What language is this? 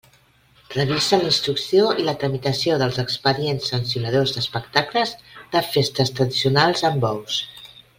Catalan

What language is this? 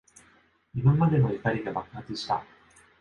Japanese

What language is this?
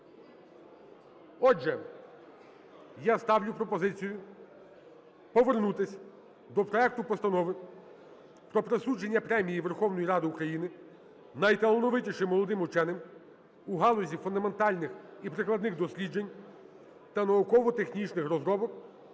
Ukrainian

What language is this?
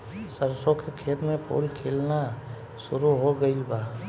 Bhojpuri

